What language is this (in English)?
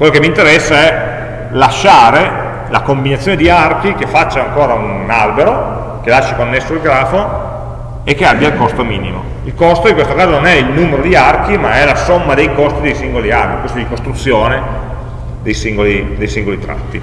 Italian